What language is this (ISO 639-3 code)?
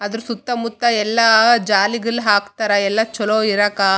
kan